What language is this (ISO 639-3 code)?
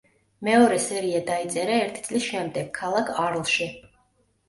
kat